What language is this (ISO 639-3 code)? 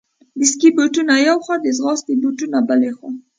pus